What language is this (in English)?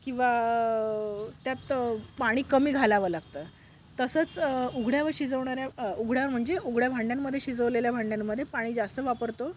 Marathi